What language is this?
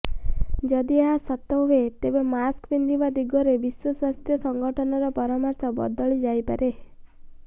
Odia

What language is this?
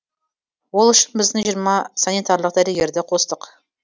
Kazakh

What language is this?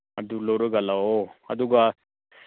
Manipuri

